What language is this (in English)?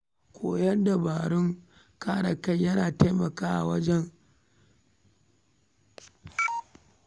Hausa